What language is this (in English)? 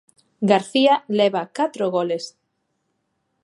Galician